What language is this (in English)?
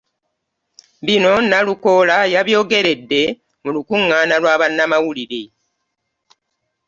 Ganda